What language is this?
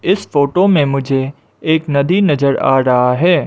Hindi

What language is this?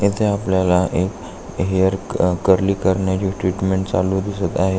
Marathi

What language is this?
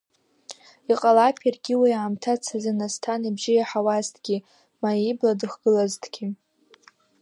Abkhazian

